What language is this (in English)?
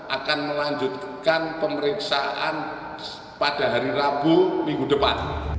Indonesian